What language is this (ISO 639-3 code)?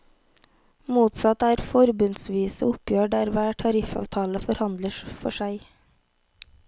nor